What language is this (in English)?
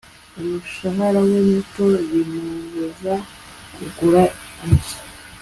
Kinyarwanda